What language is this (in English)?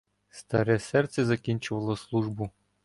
Ukrainian